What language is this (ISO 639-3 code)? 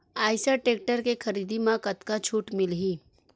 hne